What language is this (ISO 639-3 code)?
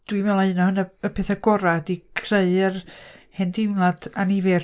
cym